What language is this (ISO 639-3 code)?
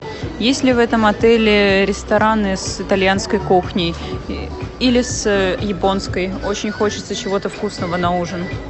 rus